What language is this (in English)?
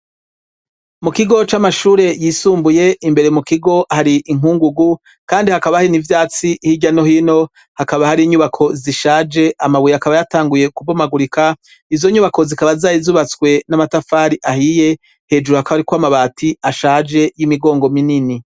Rundi